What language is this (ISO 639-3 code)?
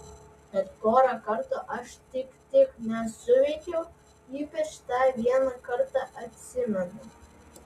lit